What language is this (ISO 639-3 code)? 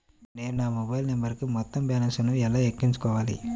tel